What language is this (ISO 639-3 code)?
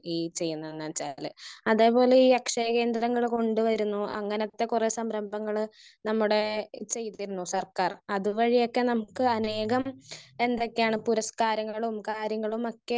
mal